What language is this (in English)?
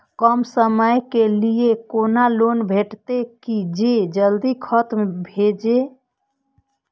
Maithili